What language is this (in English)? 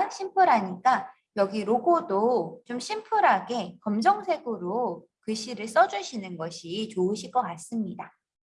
Korean